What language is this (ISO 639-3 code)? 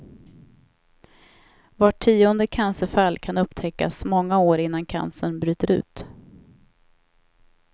swe